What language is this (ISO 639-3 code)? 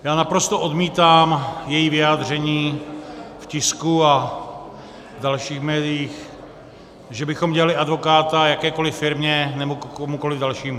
ces